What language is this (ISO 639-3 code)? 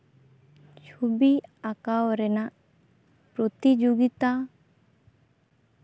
sat